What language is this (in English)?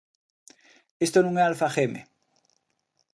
Galician